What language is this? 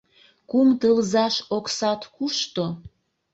Mari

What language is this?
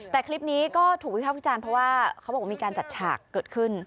Thai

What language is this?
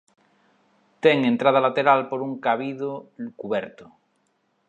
Galician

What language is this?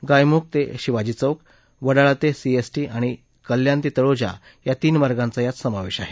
Marathi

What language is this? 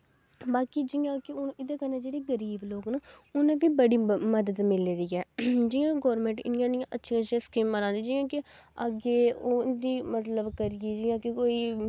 Dogri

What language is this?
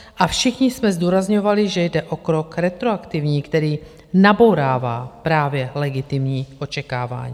Czech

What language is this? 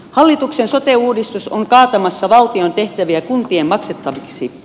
Finnish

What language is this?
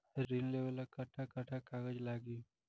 Bhojpuri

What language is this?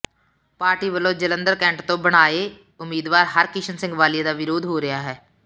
Punjabi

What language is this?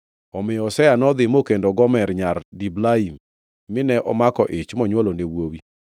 Luo (Kenya and Tanzania)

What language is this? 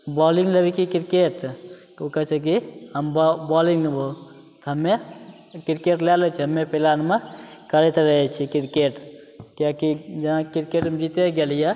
Maithili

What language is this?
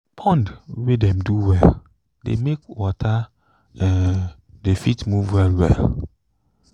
Nigerian Pidgin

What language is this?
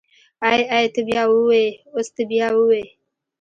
Pashto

